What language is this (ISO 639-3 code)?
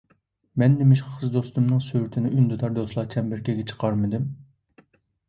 uig